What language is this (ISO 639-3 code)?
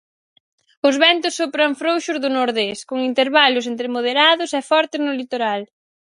glg